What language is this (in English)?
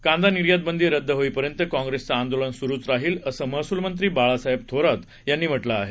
Marathi